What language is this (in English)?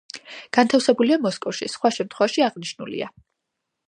Georgian